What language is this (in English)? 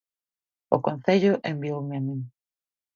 Galician